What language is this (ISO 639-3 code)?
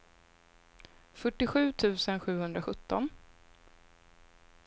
swe